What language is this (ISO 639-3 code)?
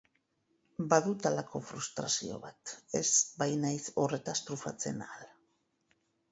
eus